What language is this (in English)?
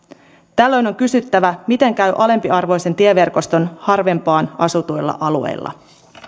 Finnish